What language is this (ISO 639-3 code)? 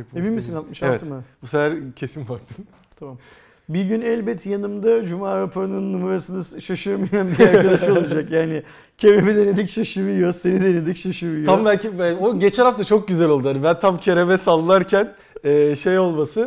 tur